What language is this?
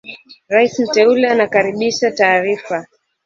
Swahili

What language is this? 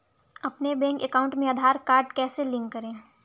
Hindi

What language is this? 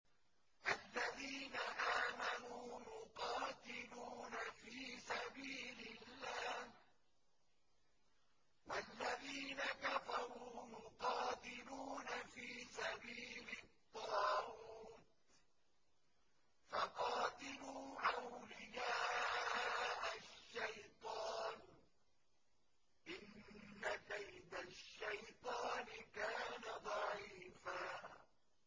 Arabic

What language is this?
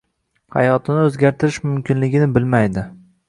Uzbek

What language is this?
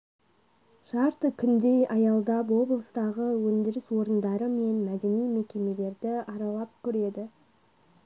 Kazakh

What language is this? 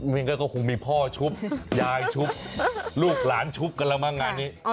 Thai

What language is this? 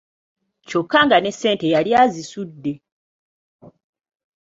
Ganda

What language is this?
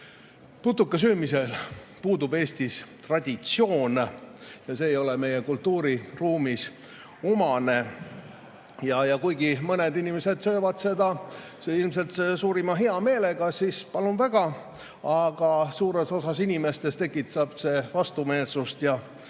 Estonian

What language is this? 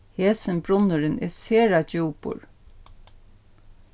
Faroese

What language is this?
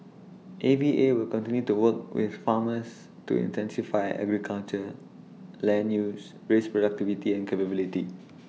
English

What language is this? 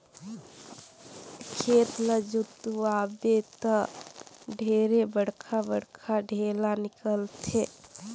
Chhattisgarhi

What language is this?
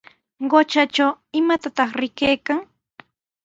Sihuas Ancash Quechua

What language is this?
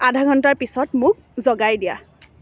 Assamese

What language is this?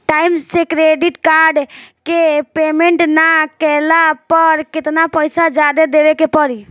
Bhojpuri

